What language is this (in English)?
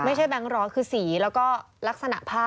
Thai